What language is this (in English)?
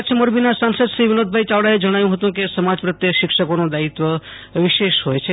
Gujarati